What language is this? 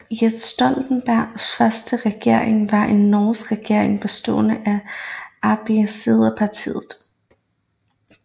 Danish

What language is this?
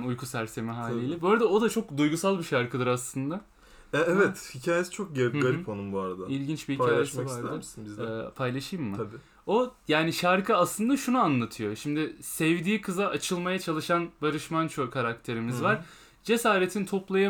Turkish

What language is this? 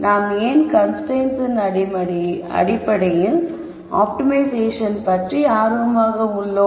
Tamil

